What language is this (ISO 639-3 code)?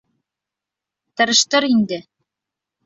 bak